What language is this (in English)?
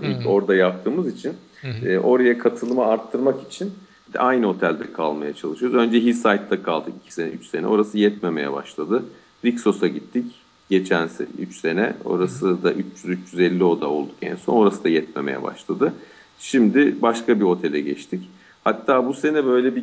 Turkish